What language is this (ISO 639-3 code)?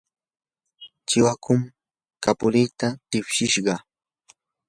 qur